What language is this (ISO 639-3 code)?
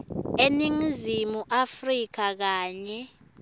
ssw